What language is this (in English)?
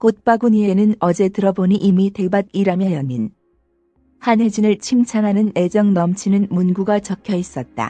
Korean